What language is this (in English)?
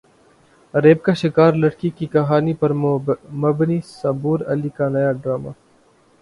Urdu